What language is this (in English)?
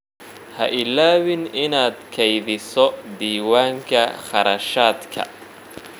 Somali